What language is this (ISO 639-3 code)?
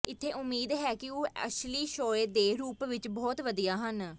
pan